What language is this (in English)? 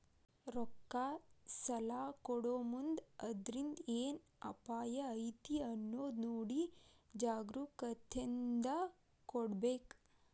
Kannada